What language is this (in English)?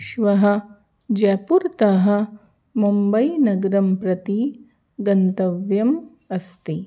Sanskrit